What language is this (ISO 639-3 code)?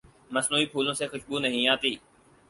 urd